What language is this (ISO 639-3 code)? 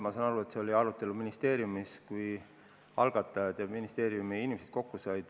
est